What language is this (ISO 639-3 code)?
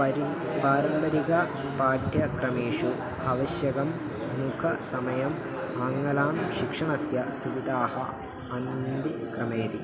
san